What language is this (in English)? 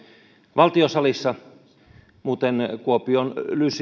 Finnish